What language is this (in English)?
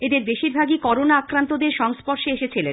Bangla